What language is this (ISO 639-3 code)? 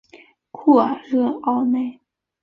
zho